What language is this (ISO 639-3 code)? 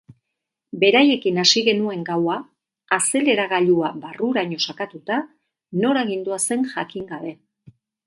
eus